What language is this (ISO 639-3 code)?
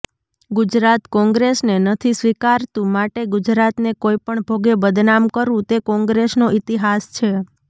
guj